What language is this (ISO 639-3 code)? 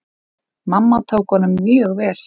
isl